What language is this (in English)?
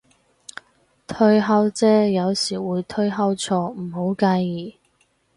Cantonese